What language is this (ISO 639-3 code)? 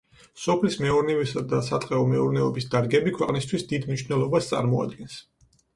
kat